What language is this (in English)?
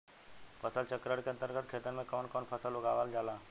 Bhojpuri